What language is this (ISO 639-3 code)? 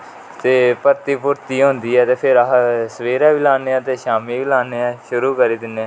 doi